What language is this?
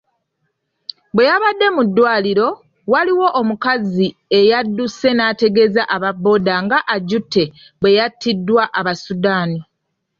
Ganda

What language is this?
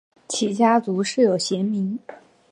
Chinese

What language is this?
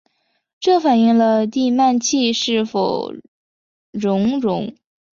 Chinese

